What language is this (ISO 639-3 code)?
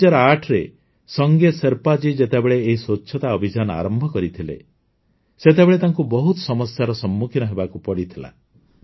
ori